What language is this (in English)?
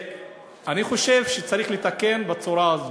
Hebrew